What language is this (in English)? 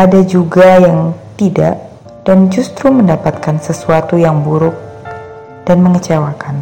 Indonesian